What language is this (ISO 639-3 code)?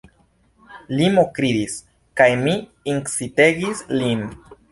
epo